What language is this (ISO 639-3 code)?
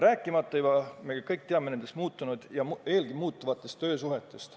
est